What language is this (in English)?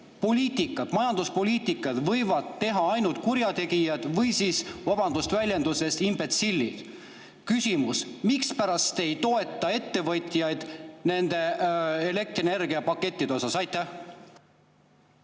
Estonian